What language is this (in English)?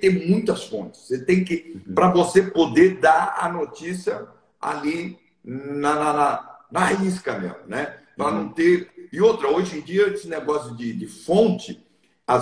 Portuguese